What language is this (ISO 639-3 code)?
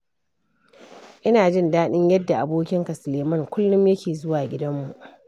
hau